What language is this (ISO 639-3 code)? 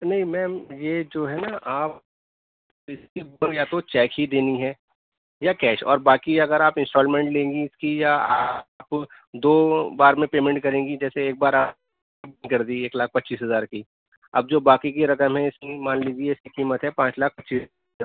urd